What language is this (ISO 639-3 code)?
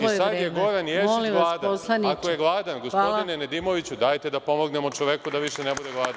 srp